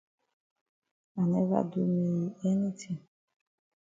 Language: Cameroon Pidgin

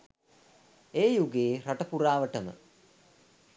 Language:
Sinhala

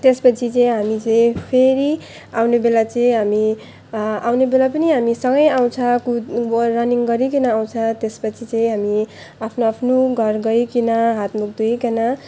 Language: Nepali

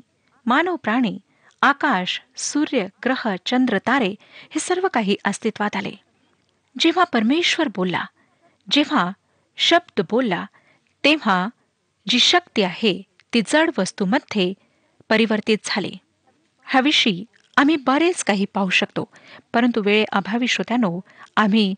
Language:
Marathi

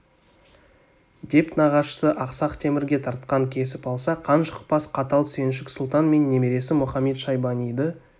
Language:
Kazakh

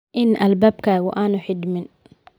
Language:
Somali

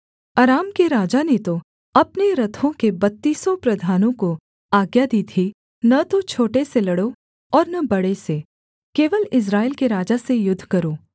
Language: Hindi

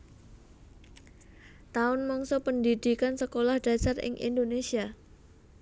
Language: Javanese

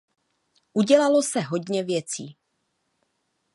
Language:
Czech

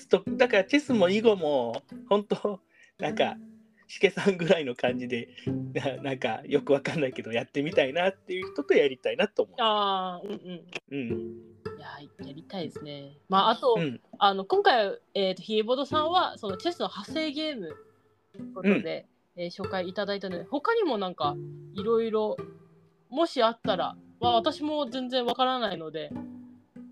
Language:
Japanese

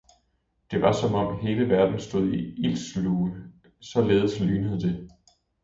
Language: Danish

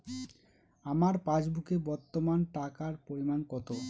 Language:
Bangla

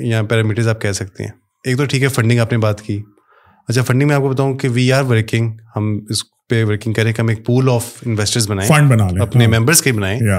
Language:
Urdu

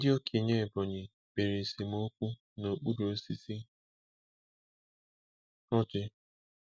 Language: Igbo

